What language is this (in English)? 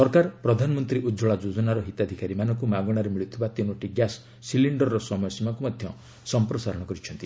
Odia